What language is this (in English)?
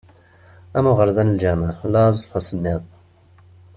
Kabyle